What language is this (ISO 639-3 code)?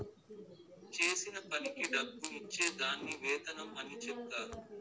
tel